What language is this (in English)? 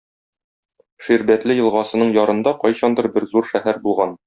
Tatar